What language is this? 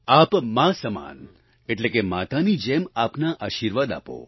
Gujarati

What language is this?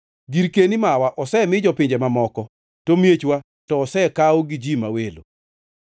Luo (Kenya and Tanzania)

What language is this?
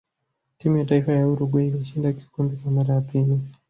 Swahili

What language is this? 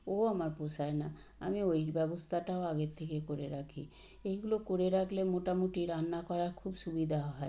Bangla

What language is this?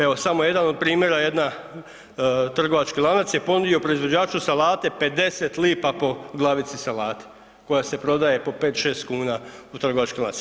Croatian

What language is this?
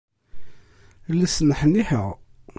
Kabyle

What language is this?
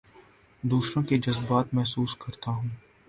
Urdu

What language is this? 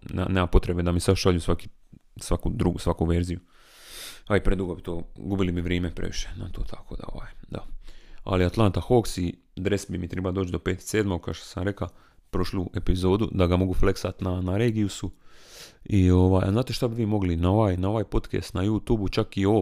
Croatian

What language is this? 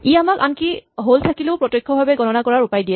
Assamese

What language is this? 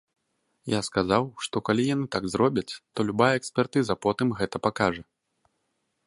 Belarusian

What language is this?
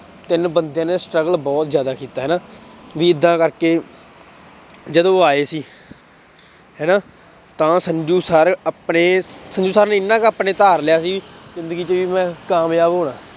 Punjabi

